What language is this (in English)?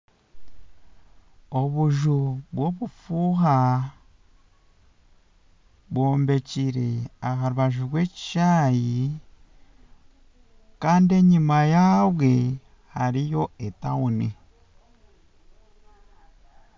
Nyankole